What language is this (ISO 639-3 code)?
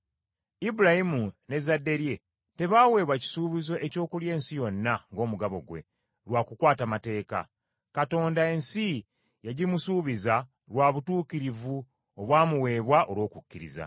lug